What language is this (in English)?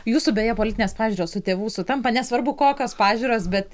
Lithuanian